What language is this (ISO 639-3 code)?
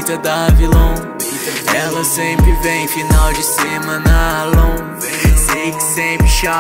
por